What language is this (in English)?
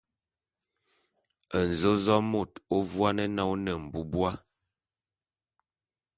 Bulu